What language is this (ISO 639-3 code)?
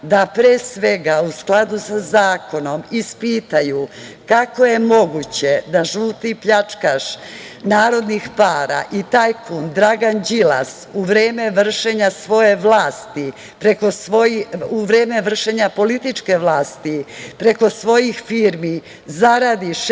srp